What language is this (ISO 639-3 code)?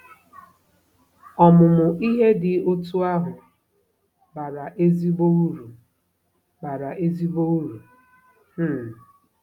ibo